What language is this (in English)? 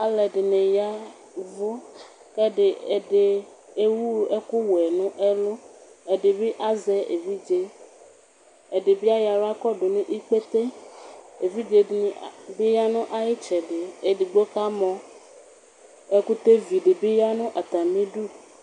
Ikposo